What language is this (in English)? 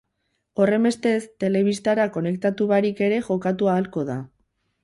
Basque